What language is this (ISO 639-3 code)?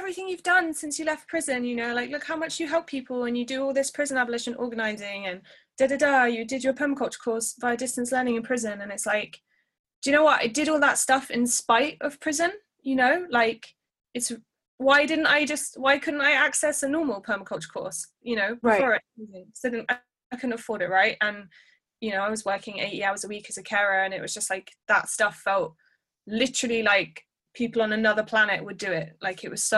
eng